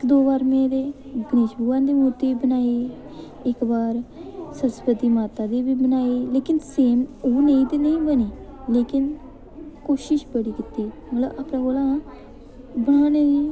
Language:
Dogri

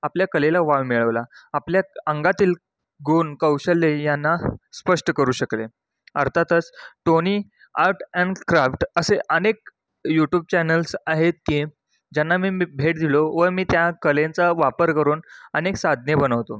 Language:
Marathi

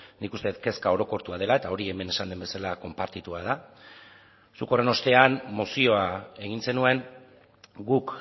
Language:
Basque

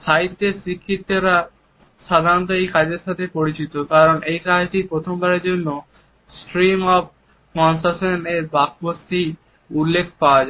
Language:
Bangla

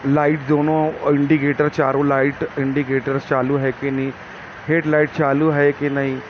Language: Urdu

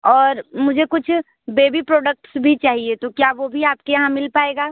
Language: Hindi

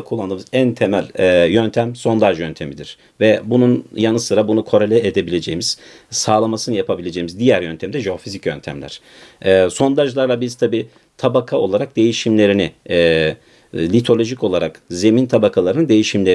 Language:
Turkish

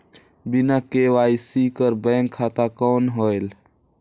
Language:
Chhattisgarhi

